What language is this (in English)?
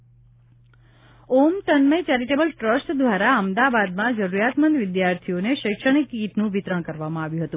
Gujarati